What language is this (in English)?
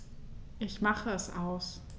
German